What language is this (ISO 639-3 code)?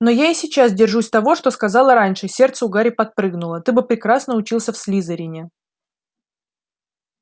rus